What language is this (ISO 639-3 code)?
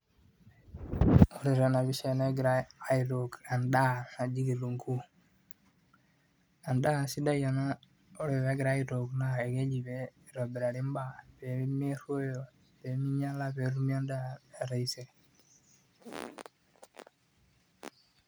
mas